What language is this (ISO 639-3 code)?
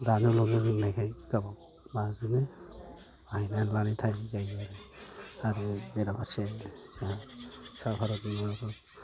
brx